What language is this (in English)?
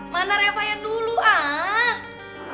Indonesian